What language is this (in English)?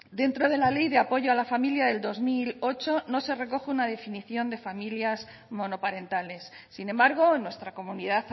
Spanish